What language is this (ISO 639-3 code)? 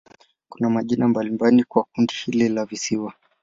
swa